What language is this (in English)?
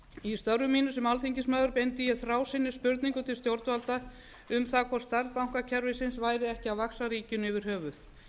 Icelandic